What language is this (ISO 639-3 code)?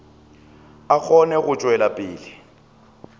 nso